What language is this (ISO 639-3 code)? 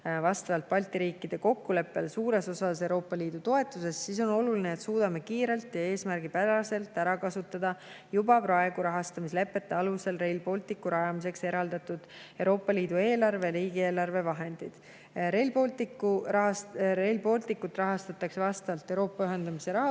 est